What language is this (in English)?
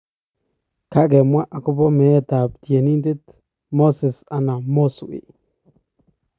Kalenjin